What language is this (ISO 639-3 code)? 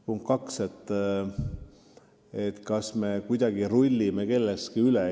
est